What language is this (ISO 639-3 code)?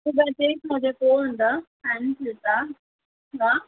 nep